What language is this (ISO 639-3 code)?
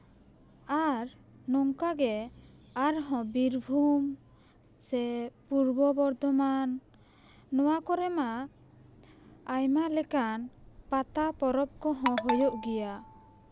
sat